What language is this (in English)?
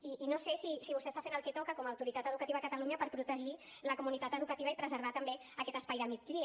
Catalan